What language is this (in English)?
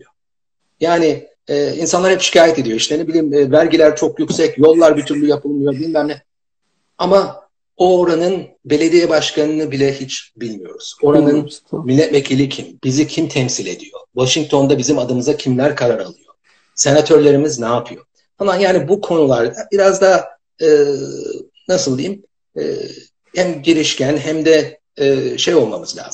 Turkish